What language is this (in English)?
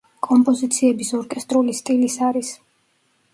Georgian